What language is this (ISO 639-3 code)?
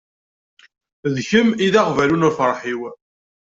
kab